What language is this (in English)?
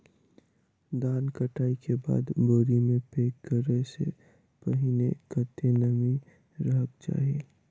Maithili